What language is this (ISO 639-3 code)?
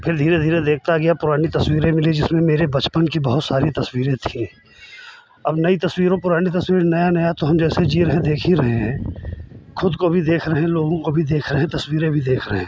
hin